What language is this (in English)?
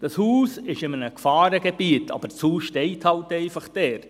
Swiss German